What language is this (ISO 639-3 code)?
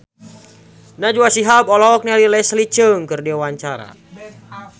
sun